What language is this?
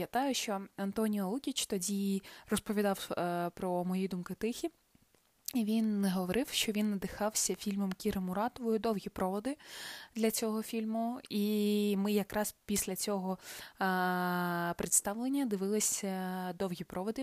Ukrainian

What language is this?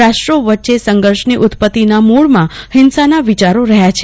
Gujarati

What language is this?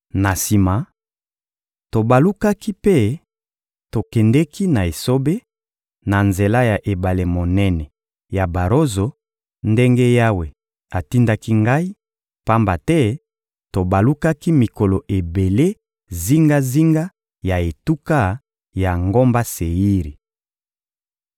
Lingala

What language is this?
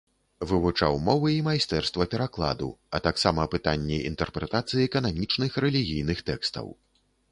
Belarusian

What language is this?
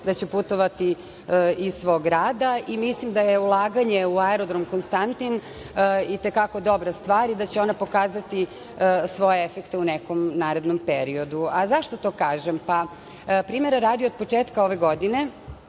Serbian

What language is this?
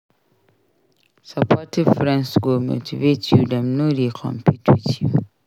Nigerian Pidgin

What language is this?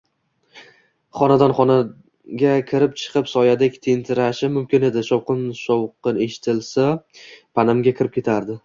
Uzbek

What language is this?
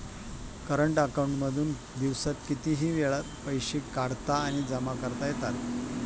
Marathi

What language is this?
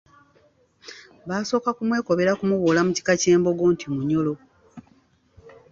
Ganda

